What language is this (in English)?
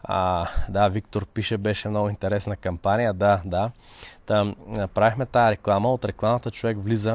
Bulgarian